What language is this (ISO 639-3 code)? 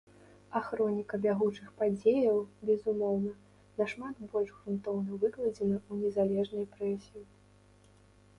bel